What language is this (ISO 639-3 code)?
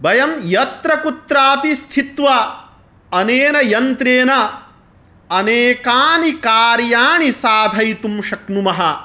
san